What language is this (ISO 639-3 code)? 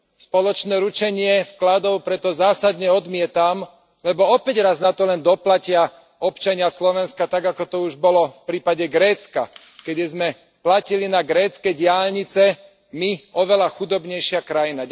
slk